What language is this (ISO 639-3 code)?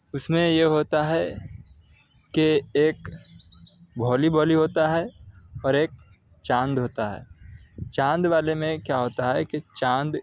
urd